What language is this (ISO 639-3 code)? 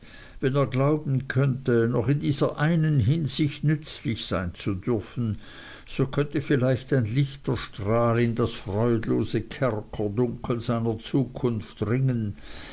deu